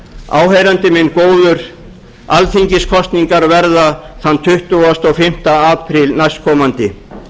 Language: Icelandic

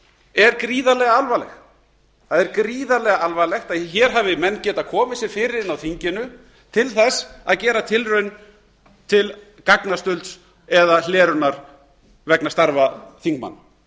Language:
Icelandic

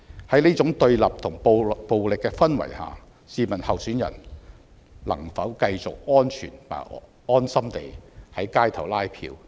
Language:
Cantonese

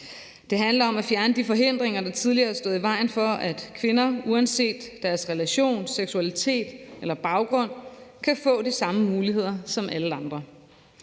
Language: Danish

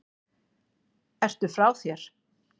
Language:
Icelandic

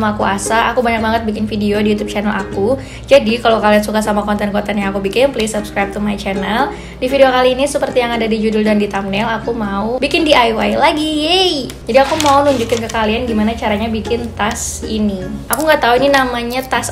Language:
Indonesian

